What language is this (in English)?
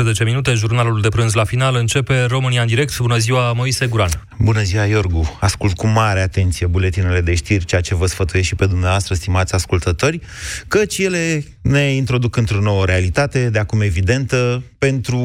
Romanian